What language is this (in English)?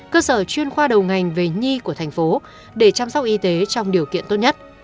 Vietnamese